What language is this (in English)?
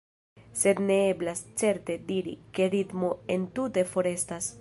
Esperanto